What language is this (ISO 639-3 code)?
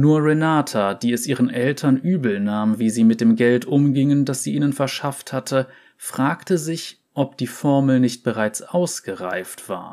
deu